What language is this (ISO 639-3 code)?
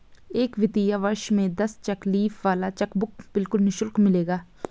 hin